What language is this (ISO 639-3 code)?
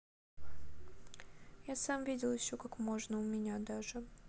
rus